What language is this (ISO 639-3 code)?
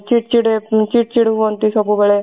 ori